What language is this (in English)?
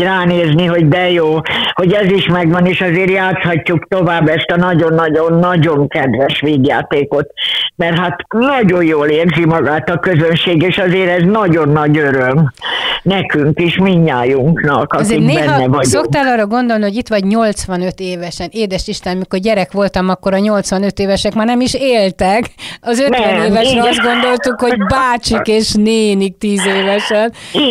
Hungarian